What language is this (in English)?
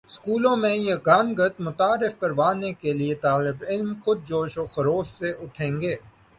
Urdu